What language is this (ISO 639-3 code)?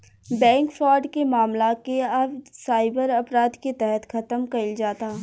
bho